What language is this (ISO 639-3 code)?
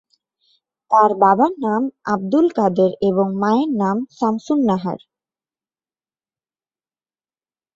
ben